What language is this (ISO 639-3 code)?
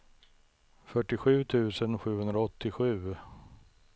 swe